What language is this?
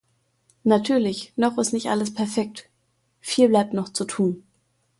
German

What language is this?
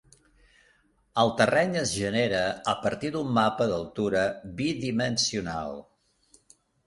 Catalan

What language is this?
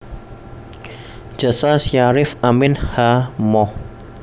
Javanese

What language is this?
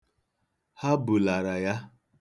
Igbo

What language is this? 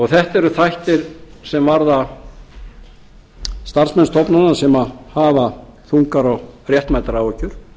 Icelandic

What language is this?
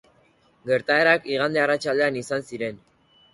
Basque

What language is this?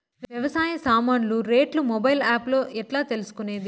Telugu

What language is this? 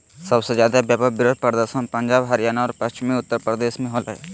Magahi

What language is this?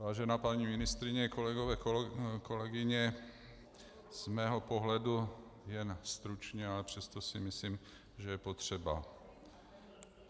Czech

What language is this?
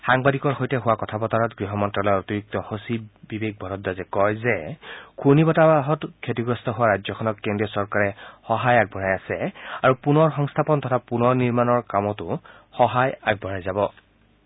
Assamese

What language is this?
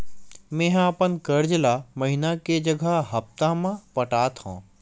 Chhattisgarhi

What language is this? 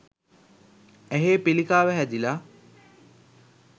Sinhala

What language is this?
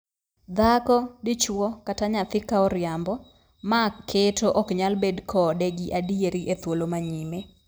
Luo (Kenya and Tanzania)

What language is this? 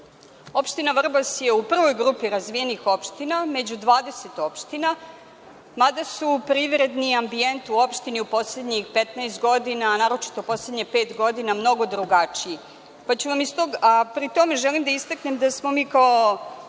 Serbian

